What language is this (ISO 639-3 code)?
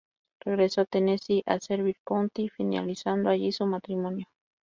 spa